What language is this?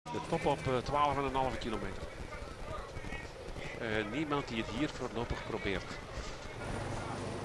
Dutch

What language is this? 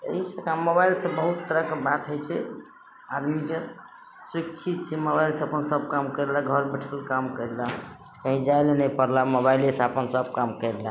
Maithili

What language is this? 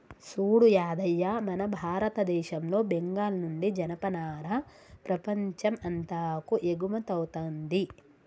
Telugu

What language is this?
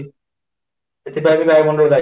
Odia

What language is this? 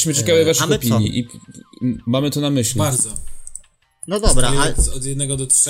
Polish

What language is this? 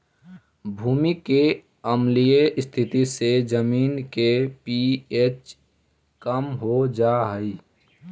Magahi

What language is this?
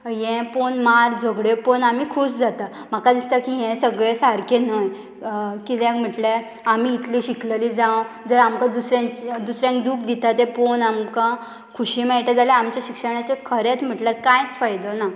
Konkani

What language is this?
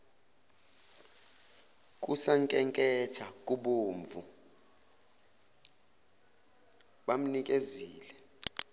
Zulu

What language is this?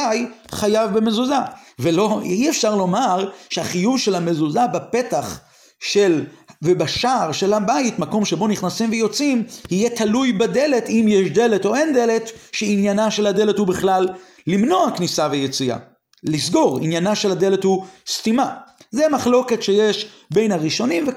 Hebrew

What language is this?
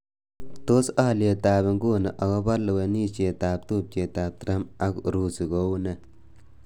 Kalenjin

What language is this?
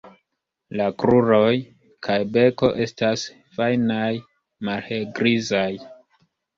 Esperanto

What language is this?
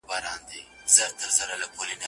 Pashto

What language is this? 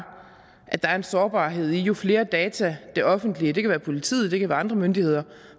Danish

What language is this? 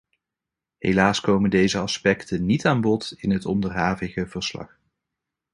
Dutch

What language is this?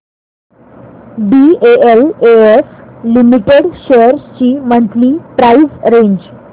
Marathi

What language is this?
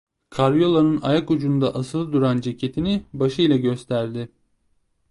Turkish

